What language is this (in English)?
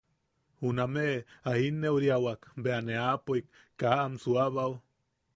Yaqui